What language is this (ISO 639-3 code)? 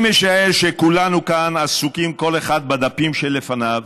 heb